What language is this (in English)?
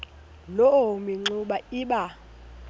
Xhosa